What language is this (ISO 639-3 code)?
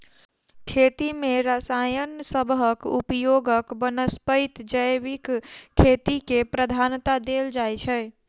mai